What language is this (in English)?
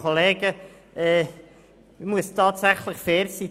Swiss German